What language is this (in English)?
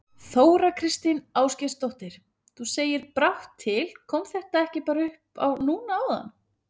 Icelandic